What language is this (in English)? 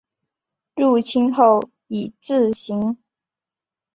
Chinese